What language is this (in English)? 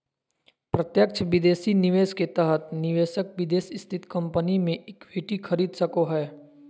Magahi